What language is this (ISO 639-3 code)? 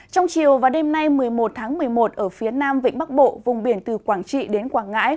vie